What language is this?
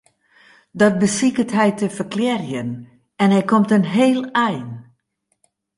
Western Frisian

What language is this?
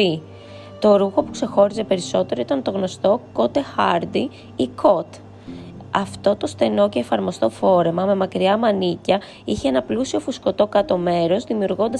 Greek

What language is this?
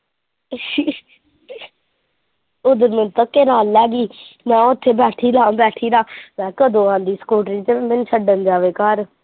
Punjabi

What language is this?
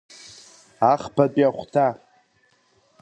Abkhazian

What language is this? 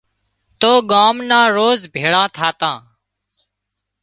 Wadiyara Koli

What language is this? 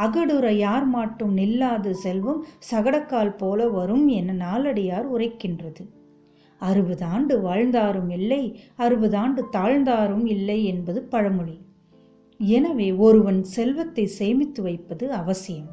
Tamil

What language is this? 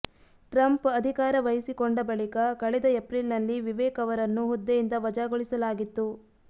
Kannada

